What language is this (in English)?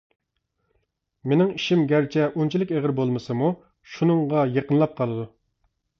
Uyghur